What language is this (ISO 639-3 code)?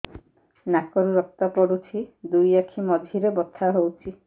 ori